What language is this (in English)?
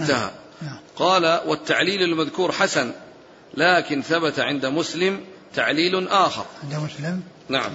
Arabic